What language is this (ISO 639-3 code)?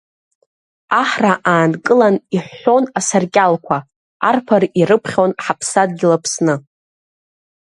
abk